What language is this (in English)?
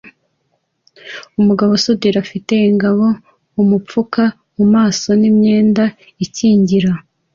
Kinyarwanda